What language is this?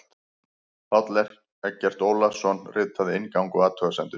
Icelandic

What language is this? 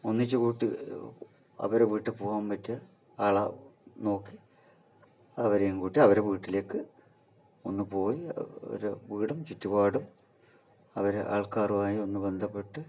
Malayalam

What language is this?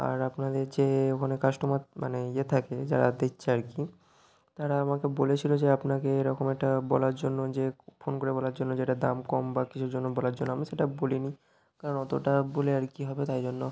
Bangla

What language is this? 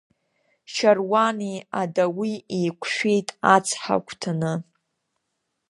Abkhazian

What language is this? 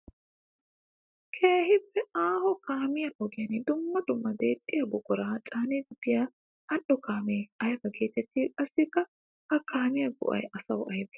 Wolaytta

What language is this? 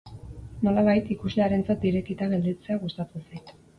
Basque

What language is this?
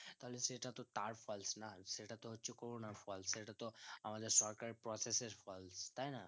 Bangla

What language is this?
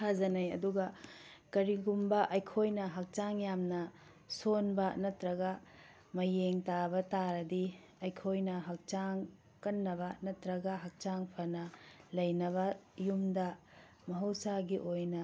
Manipuri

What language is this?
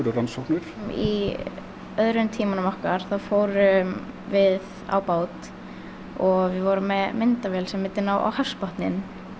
Icelandic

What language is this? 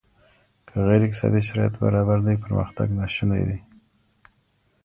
Pashto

